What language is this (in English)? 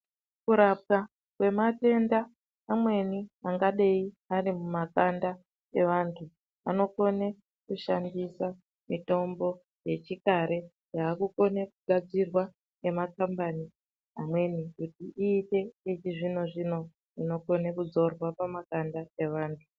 Ndau